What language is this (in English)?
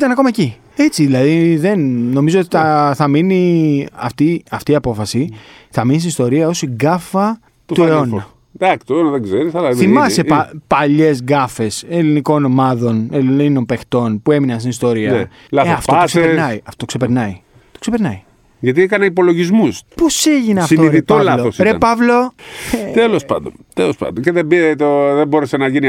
Greek